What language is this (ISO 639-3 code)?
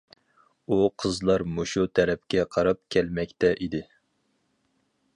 uig